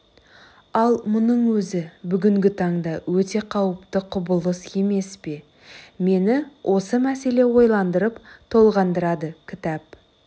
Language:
Kazakh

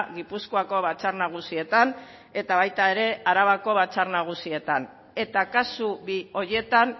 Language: Basque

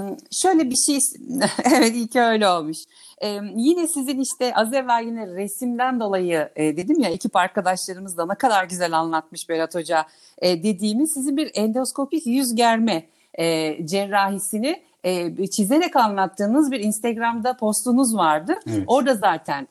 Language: Turkish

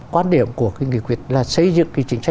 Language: Vietnamese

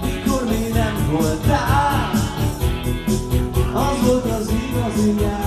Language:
Hungarian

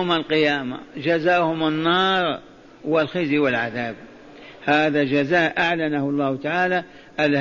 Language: Arabic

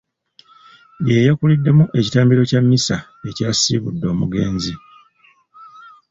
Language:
Ganda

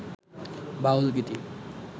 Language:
Bangla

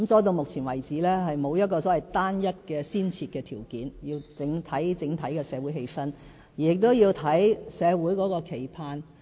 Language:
Cantonese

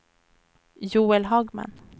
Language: Swedish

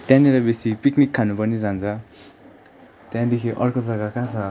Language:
Nepali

